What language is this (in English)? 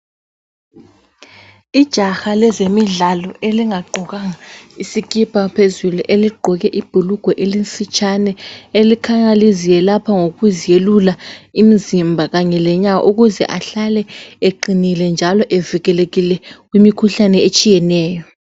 North Ndebele